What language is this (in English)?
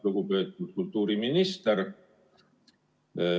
Estonian